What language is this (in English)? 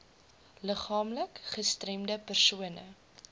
Afrikaans